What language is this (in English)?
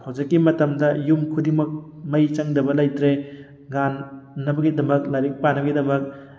Manipuri